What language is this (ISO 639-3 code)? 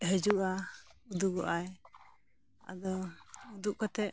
sat